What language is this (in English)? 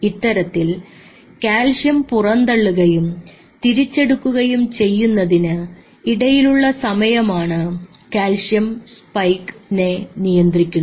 Malayalam